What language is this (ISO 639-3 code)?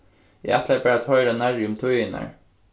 fao